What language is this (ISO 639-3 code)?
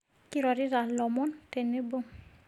mas